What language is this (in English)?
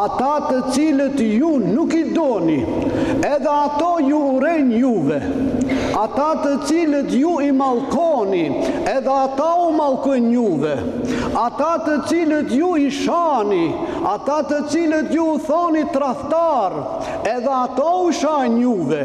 Romanian